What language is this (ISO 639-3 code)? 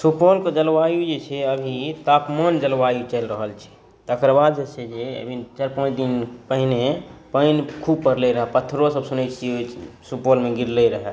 mai